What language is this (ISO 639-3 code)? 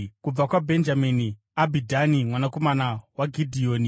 sna